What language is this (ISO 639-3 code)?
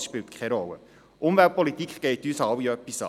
gsw